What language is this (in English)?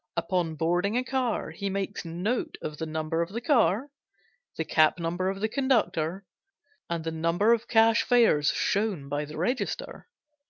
English